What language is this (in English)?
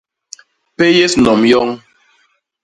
Basaa